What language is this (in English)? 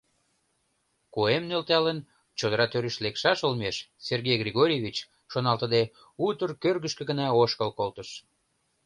Mari